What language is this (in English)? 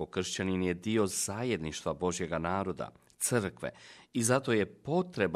Croatian